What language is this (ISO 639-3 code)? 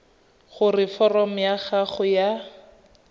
tsn